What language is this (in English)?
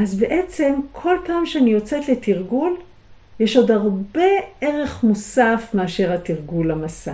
Hebrew